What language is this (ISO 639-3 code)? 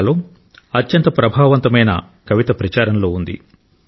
tel